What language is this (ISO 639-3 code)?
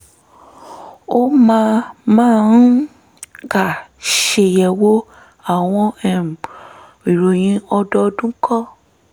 yor